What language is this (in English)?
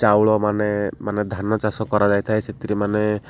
Odia